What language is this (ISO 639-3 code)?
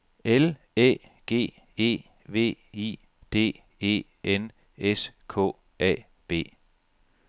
dan